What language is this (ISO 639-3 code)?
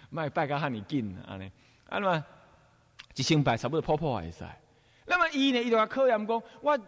zho